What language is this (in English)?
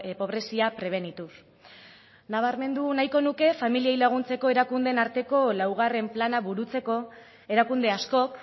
Basque